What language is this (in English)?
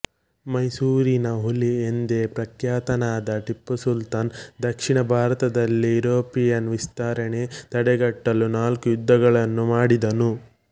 Kannada